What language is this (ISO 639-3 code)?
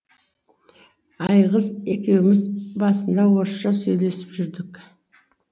kaz